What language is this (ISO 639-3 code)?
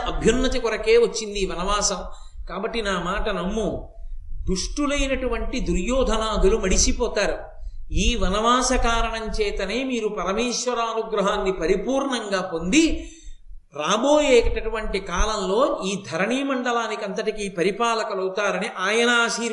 tel